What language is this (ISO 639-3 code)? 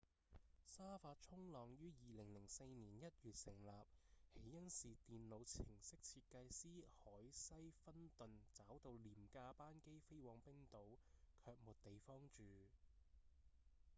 yue